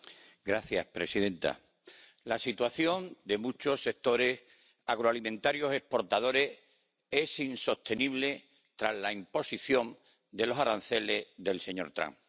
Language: Spanish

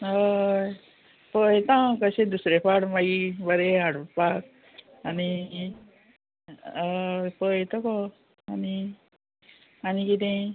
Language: Konkani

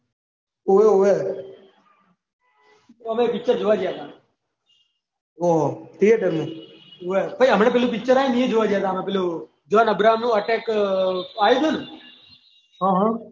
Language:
Gujarati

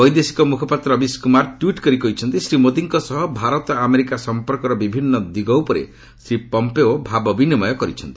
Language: Odia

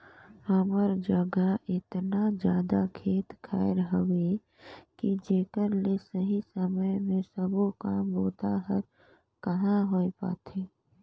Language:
Chhattisgarhi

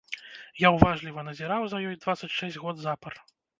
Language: Belarusian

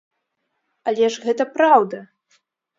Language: Belarusian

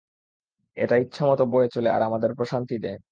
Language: Bangla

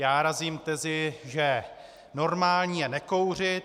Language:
Czech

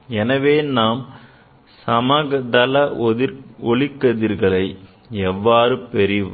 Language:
Tamil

